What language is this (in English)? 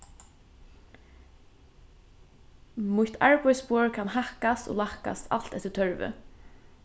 Faroese